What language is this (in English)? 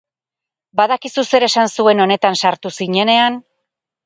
Basque